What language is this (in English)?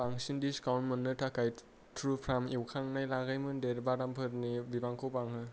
Bodo